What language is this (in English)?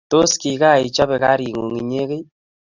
Kalenjin